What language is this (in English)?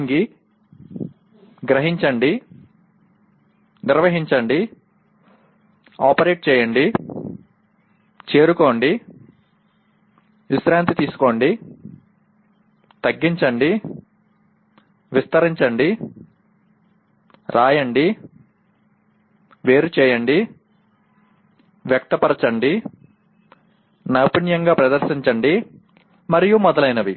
Telugu